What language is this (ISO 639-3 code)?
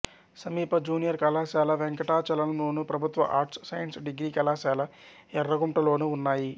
tel